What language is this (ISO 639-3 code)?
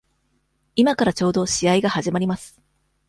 jpn